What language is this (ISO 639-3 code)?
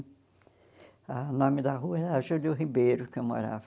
por